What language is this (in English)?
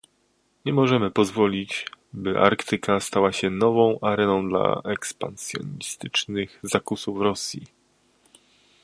Polish